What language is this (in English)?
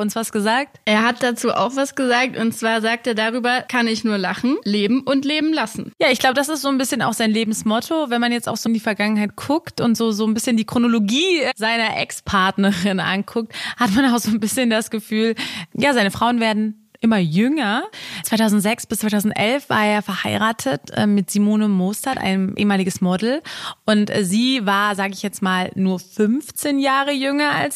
German